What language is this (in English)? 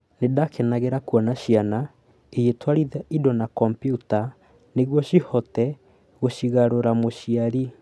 Kikuyu